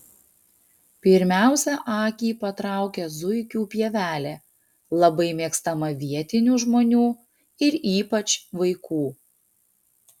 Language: Lithuanian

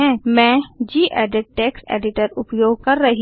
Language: Hindi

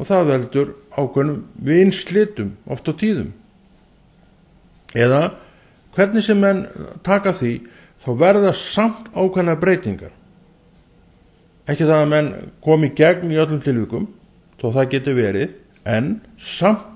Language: Dutch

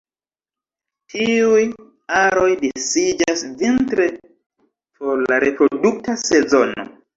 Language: Esperanto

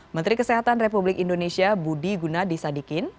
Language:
Indonesian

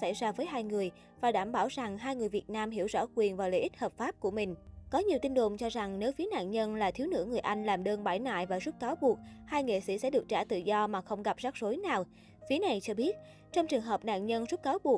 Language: Vietnamese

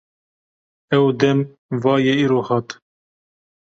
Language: Kurdish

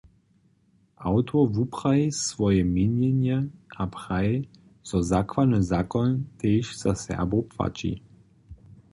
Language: Upper Sorbian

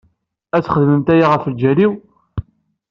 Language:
Kabyle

